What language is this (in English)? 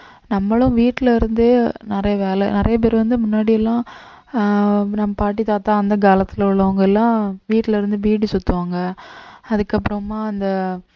Tamil